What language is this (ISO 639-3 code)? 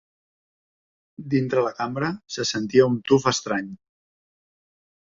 cat